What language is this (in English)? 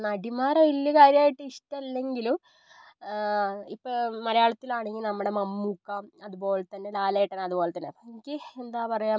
Malayalam